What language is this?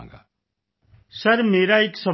Punjabi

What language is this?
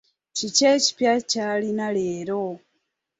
Ganda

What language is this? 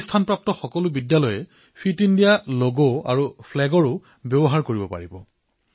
Assamese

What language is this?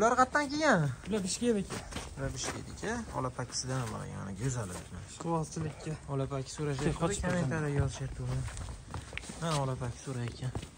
Turkish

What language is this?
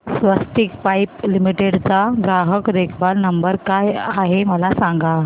Marathi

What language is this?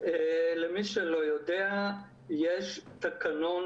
Hebrew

